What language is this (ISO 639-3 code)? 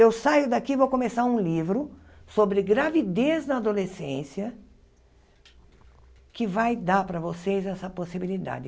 por